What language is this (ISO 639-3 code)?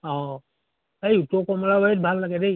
asm